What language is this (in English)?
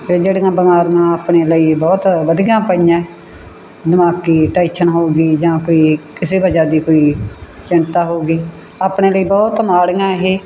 Punjabi